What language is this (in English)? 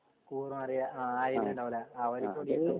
Malayalam